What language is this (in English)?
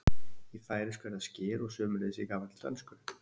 Icelandic